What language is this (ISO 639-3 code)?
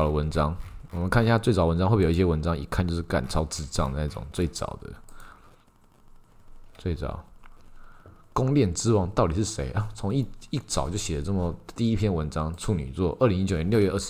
zho